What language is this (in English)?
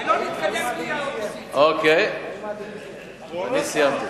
Hebrew